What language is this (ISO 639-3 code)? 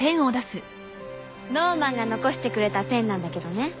jpn